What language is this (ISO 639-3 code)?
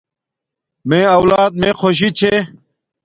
dmk